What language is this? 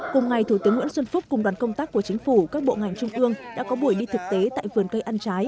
Vietnamese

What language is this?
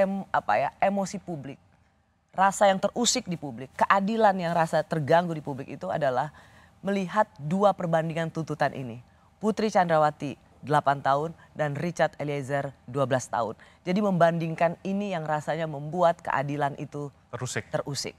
Indonesian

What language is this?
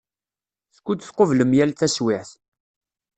Kabyle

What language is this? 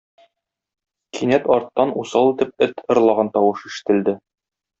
Tatar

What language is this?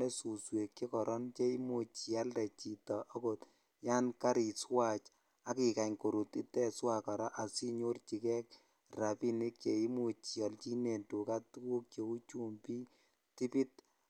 Kalenjin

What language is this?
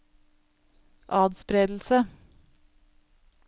Norwegian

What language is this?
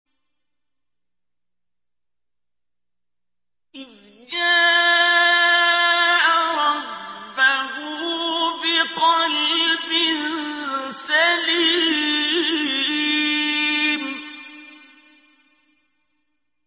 Arabic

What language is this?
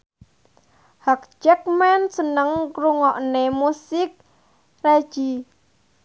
Javanese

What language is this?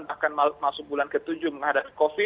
Indonesian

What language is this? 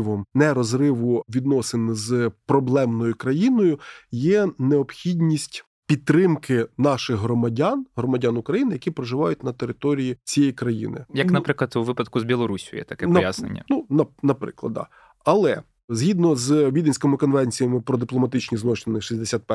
Ukrainian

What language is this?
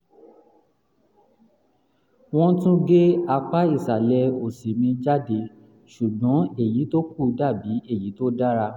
Yoruba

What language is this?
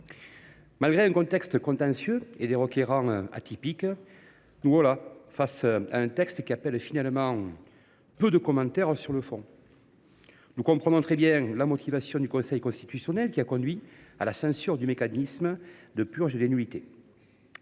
French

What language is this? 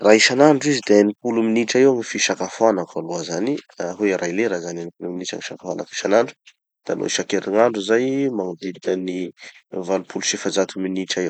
Tanosy Malagasy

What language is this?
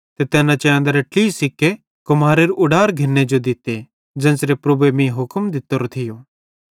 Bhadrawahi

